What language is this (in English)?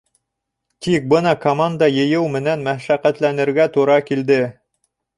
Bashkir